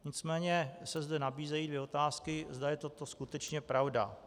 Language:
Czech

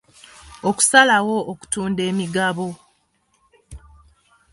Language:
Ganda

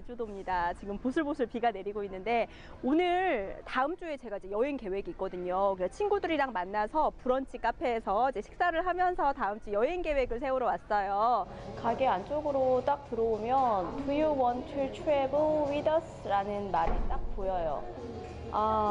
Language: Korean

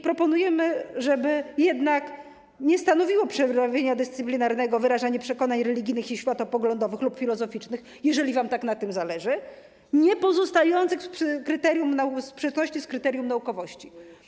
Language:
Polish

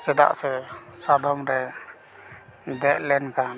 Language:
Santali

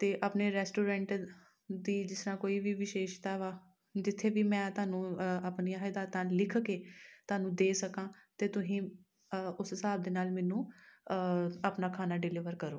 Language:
Punjabi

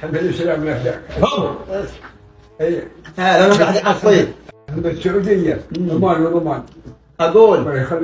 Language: Arabic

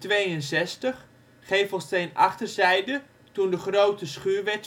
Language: Dutch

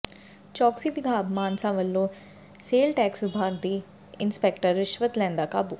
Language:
Punjabi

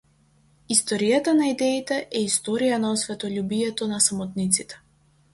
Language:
Macedonian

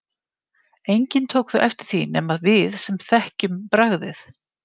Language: Icelandic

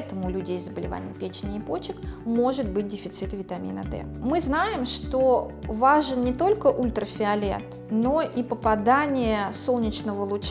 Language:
Russian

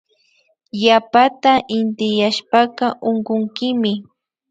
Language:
Imbabura Highland Quichua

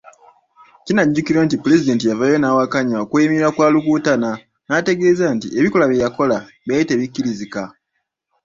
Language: Ganda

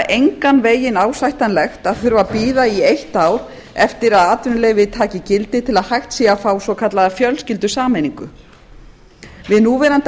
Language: Icelandic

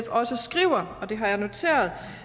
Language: Danish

